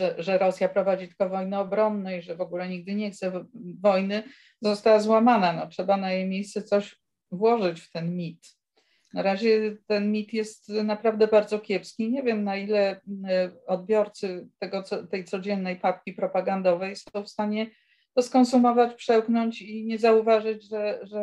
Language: Polish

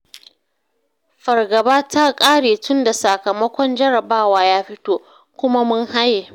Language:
Hausa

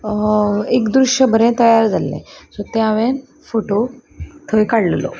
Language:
Konkani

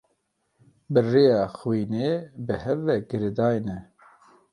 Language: Kurdish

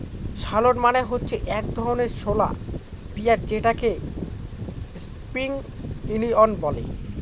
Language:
Bangla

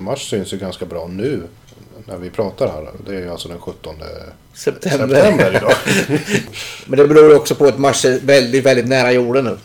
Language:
Swedish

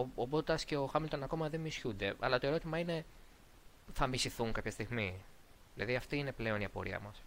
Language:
Greek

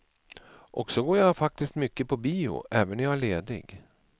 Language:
Swedish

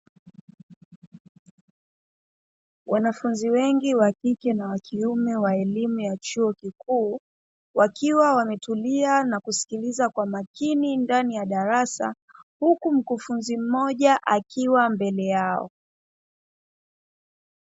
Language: Swahili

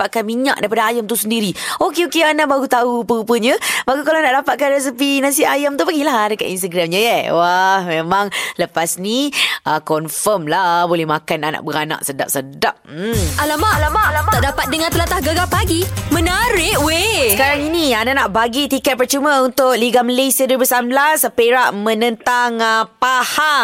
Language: Malay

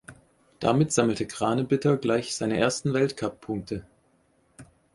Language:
German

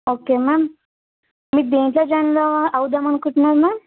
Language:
Telugu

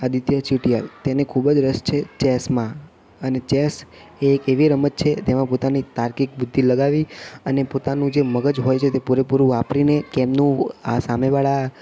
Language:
Gujarati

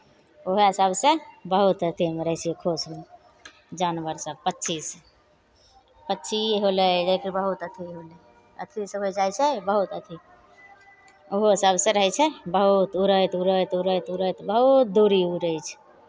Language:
Maithili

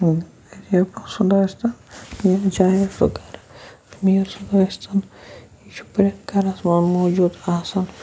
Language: Kashmiri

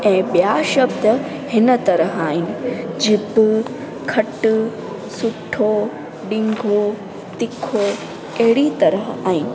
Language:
Sindhi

